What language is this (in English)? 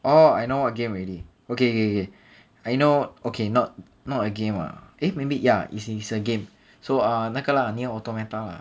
English